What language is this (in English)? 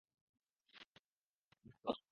Bangla